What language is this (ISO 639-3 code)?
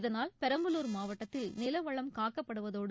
tam